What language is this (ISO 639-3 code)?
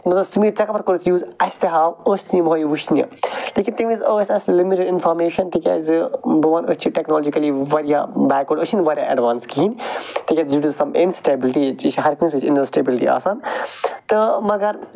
kas